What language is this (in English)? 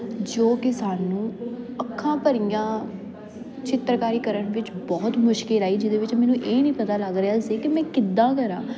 Punjabi